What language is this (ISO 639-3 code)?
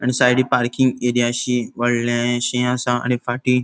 kok